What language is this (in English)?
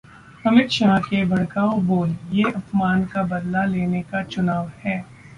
Hindi